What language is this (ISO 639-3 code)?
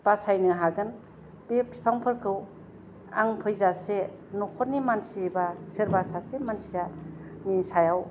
brx